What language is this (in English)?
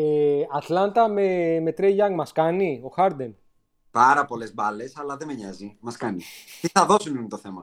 Greek